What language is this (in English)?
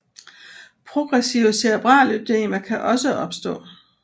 Danish